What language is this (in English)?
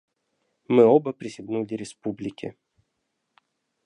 Russian